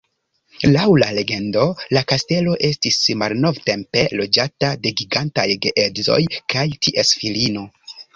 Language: Esperanto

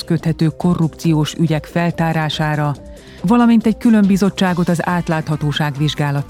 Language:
Hungarian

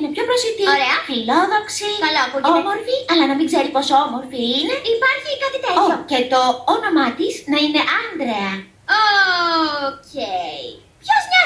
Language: Greek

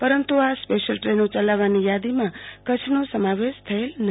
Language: Gujarati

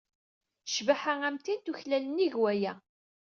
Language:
Kabyle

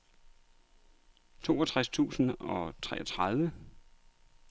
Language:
Danish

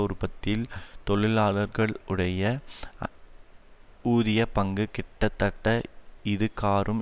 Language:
Tamil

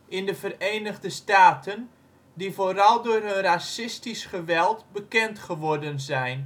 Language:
Dutch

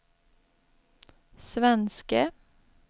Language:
Swedish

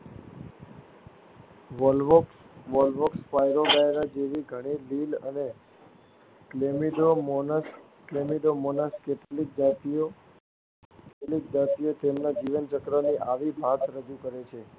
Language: Gujarati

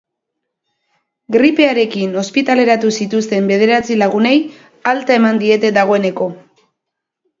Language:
Basque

